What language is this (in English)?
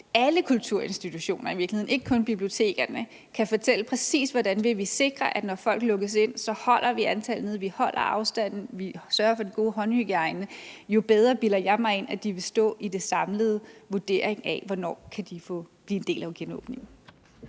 Danish